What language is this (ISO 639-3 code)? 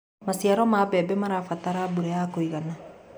kik